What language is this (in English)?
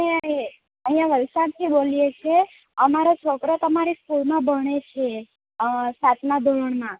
Gujarati